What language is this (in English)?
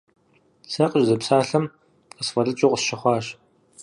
Kabardian